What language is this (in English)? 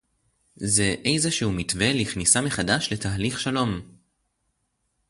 Hebrew